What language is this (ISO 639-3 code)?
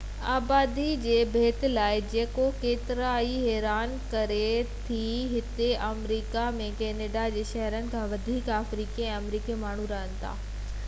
snd